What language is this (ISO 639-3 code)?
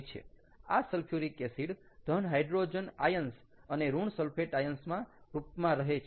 guj